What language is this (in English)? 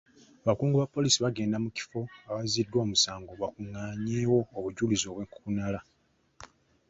Ganda